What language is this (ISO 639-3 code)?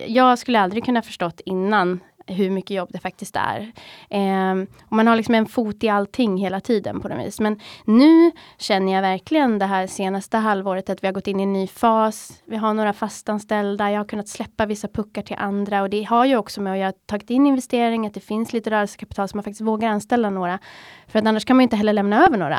swe